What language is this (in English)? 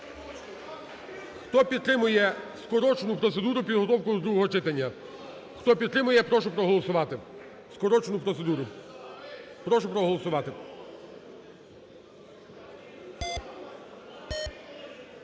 Ukrainian